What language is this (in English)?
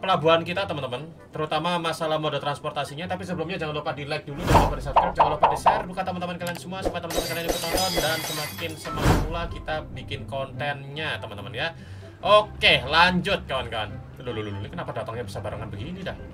Indonesian